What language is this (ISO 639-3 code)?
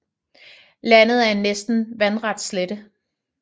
dan